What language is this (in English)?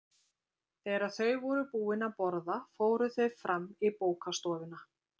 Icelandic